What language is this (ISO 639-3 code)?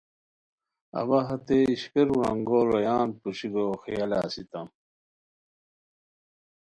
khw